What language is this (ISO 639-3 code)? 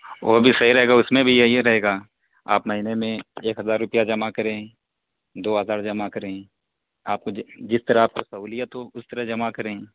urd